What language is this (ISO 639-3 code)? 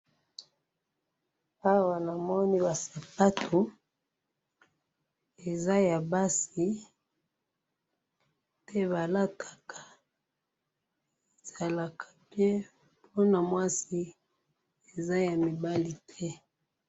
lin